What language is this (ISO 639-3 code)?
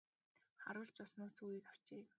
mon